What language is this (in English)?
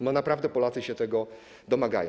Polish